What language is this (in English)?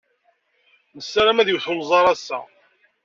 Kabyle